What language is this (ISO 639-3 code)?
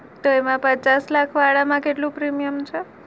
guj